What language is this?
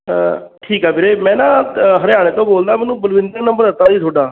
Punjabi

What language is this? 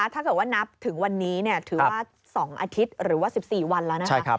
Thai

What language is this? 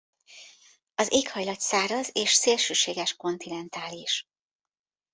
Hungarian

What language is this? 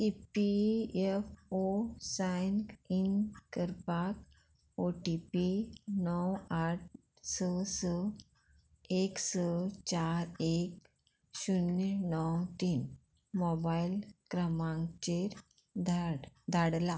Konkani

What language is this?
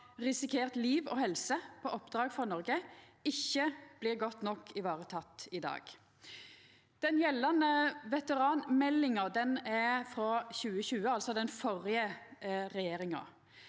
Norwegian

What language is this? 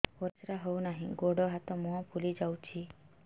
Odia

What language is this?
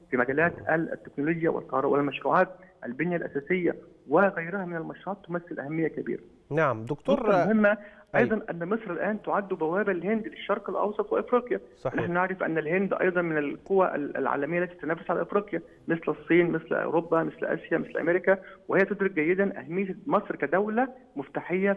Arabic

